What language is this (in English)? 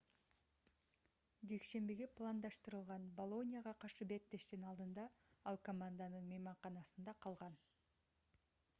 Kyrgyz